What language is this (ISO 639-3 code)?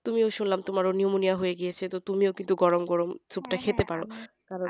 ben